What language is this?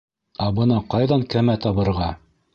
Bashkir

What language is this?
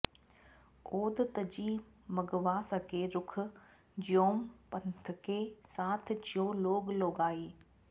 Sanskrit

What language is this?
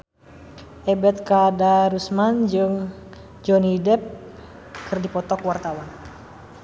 Sundanese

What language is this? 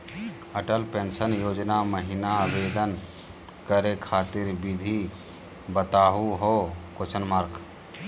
Magahi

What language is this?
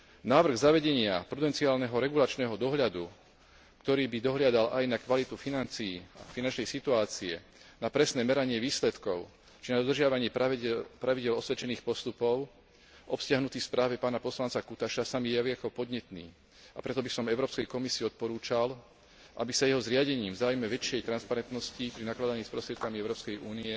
Slovak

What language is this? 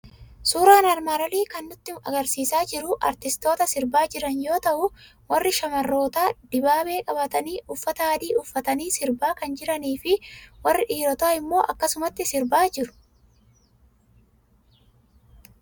Oromo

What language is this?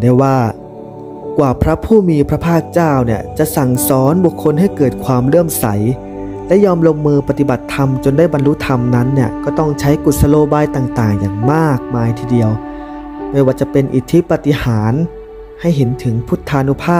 Thai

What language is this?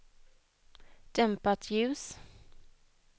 Swedish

